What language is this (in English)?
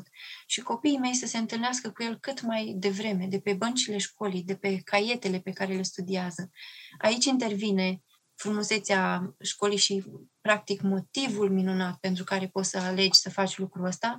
Romanian